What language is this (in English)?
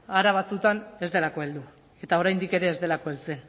Basque